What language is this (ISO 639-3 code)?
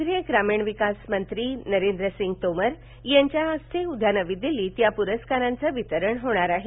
mar